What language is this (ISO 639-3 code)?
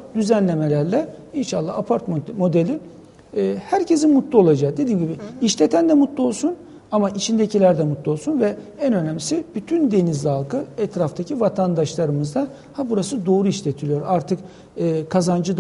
tur